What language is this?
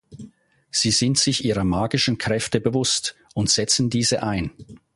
German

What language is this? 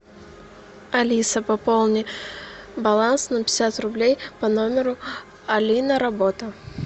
Russian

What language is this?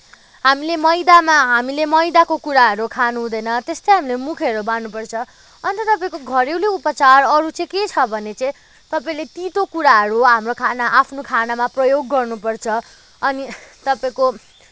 Nepali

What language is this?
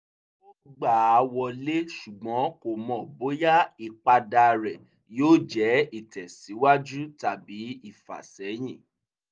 Yoruba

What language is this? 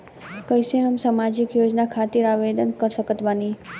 Bhojpuri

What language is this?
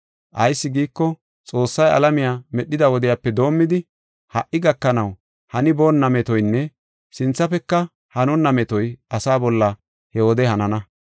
Gofa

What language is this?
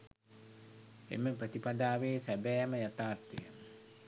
Sinhala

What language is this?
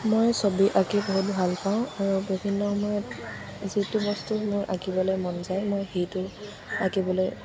Assamese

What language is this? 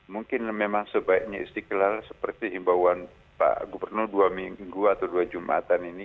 Indonesian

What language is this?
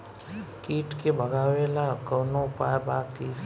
Bhojpuri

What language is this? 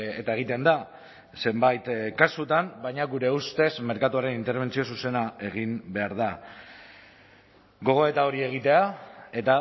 Basque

